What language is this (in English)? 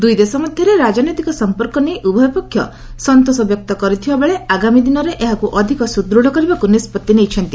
Odia